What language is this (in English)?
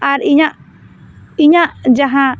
Santali